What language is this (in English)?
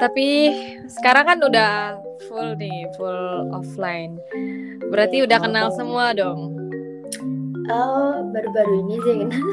Indonesian